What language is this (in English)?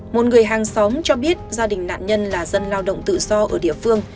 Vietnamese